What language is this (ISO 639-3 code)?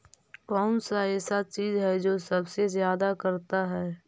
mag